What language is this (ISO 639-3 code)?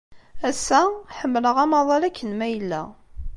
kab